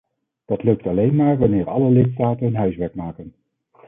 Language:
Dutch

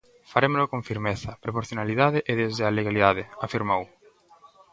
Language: Galician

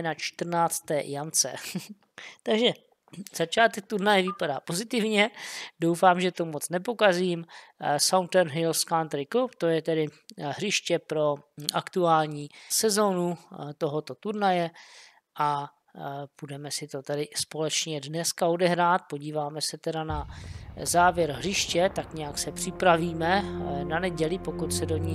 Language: Czech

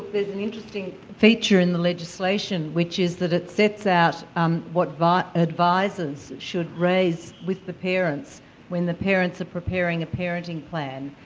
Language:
English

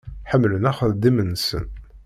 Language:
Kabyle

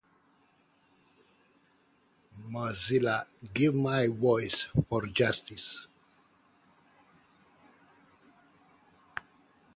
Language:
English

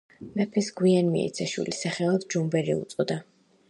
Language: Georgian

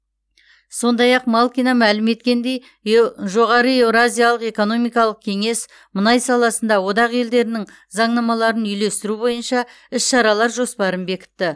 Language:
Kazakh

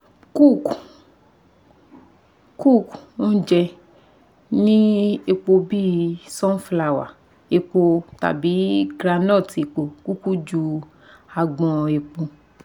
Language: Yoruba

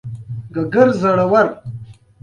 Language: Pashto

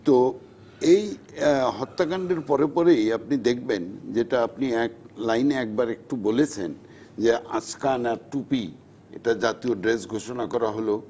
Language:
Bangla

